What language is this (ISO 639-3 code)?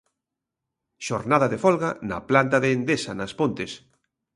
glg